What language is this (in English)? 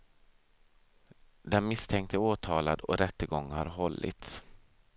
Swedish